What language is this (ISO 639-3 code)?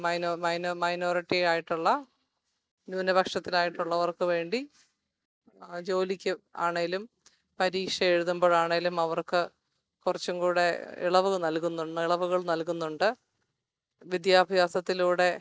mal